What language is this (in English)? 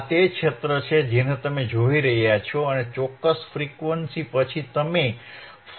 Gujarati